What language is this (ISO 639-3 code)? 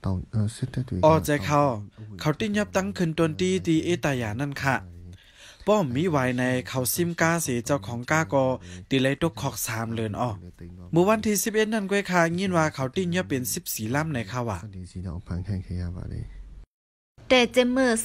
tha